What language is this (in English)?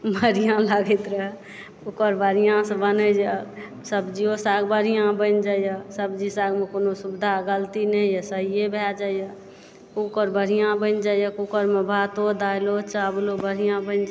Maithili